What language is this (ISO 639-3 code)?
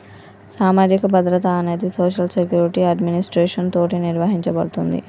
tel